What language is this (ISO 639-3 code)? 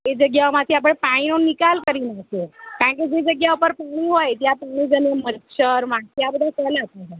guj